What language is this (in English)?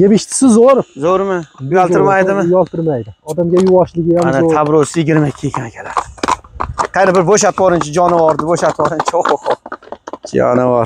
Turkish